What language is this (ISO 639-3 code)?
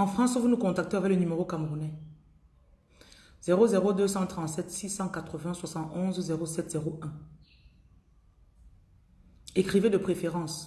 fra